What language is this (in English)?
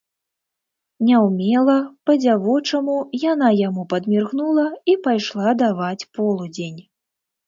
Belarusian